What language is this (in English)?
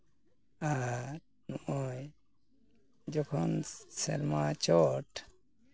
Santali